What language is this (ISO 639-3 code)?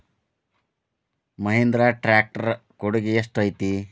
kan